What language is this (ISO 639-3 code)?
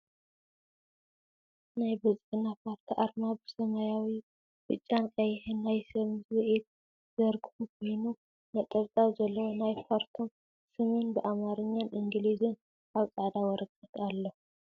tir